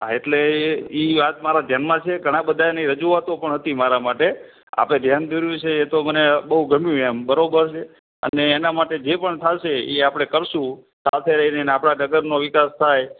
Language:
Gujarati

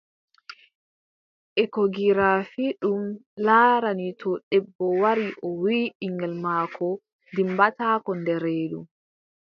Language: Adamawa Fulfulde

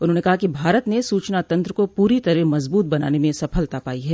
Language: Hindi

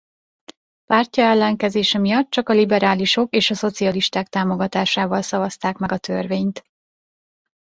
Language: Hungarian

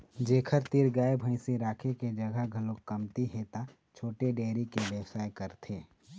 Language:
Chhattisgarhi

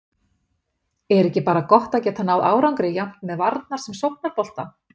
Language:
Icelandic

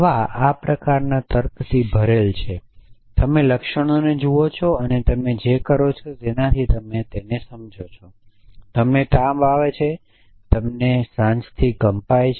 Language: Gujarati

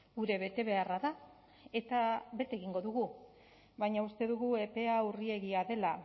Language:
Basque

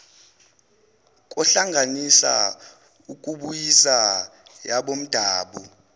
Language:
Zulu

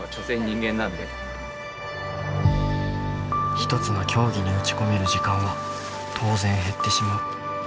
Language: Japanese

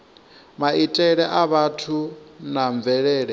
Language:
Venda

